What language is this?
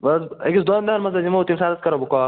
Kashmiri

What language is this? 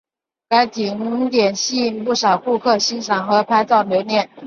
Chinese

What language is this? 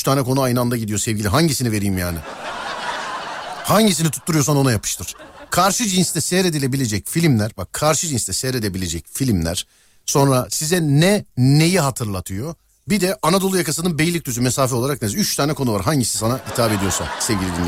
Turkish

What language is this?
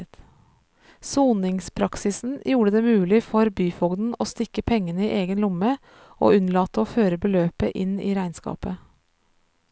Norwegian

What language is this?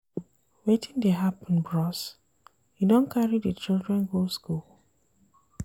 Nigerian Pidgin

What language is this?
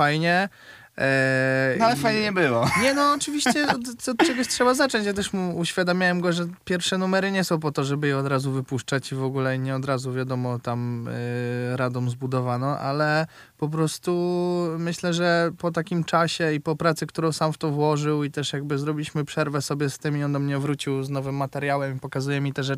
Polish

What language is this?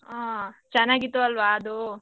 Kannada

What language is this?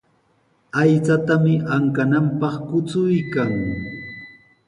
Sihuas Ancash Quechua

